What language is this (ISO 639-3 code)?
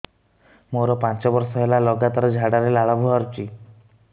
ori